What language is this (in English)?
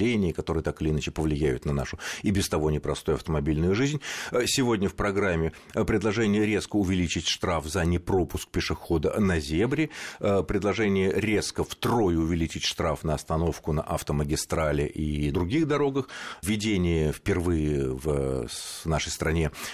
Russian